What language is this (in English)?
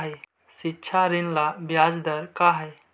Magahi